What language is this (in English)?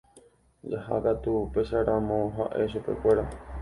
Guarani